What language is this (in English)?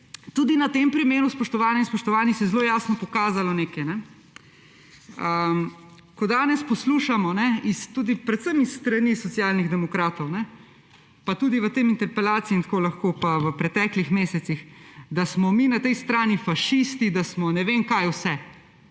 Slovenian